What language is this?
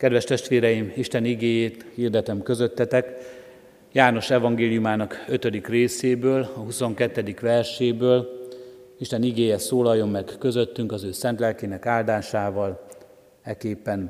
Hungarian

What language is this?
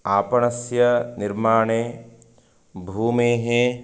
Sanskrit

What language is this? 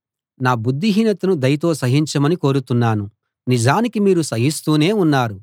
Telugu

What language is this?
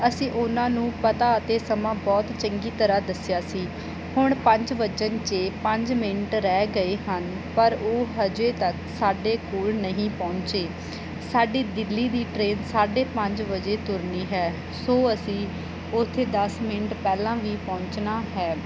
Punjabi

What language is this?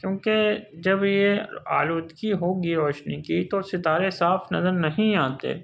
Urdu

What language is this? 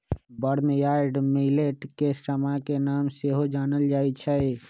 Magahi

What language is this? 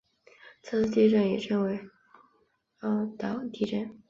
Chinese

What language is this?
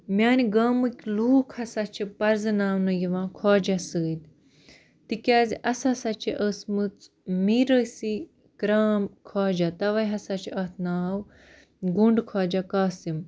Kashmiri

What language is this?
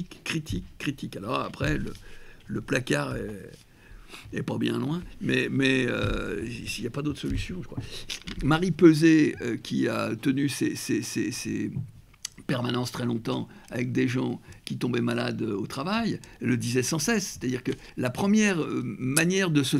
French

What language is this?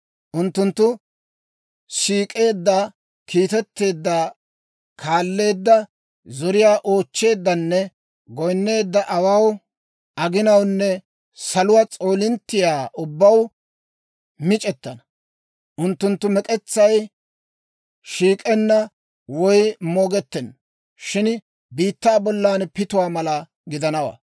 Dawro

